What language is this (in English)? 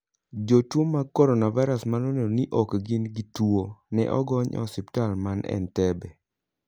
Luo (Kenya and Tanzania)